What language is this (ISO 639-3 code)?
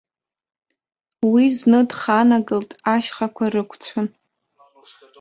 abk